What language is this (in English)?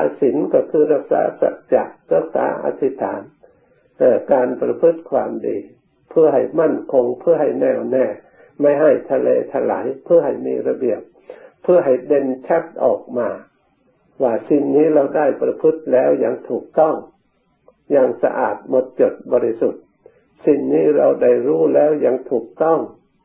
Thai